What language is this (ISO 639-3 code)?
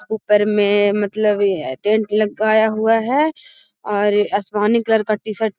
mag